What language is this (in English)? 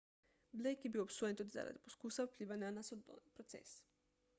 Slovenian